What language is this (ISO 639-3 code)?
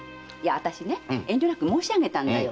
jpn